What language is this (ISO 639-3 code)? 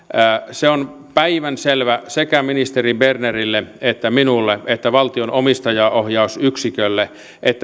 fin